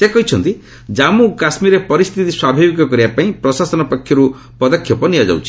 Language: Odia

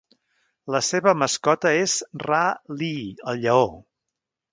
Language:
Catalan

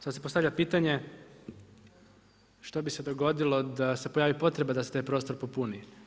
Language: Croatian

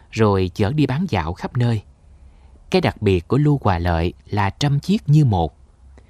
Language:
Vietnamese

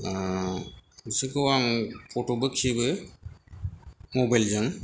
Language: Bodo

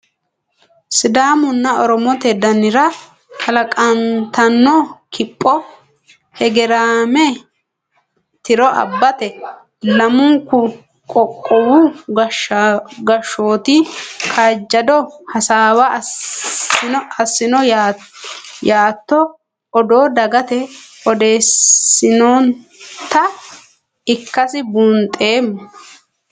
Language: Sidamo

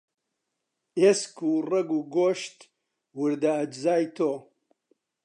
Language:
Central Kurdish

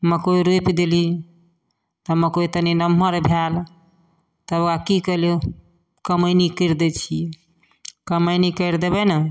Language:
Maithili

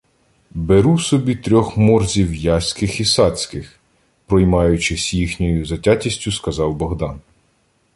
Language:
Ukrainian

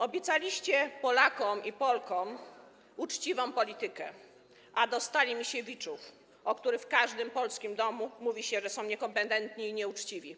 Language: Polish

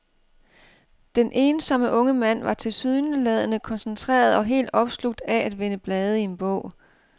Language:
Danish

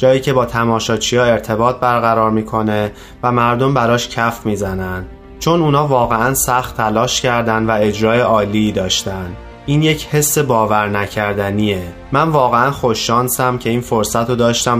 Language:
Persian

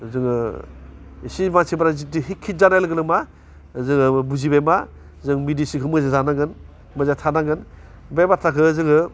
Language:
Bodo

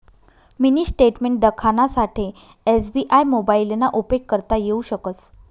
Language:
Marathi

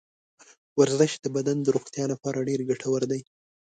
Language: Pashto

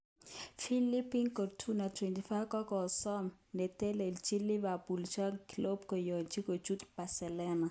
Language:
Kalenjin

